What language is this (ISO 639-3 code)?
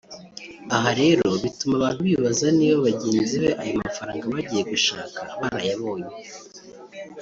kin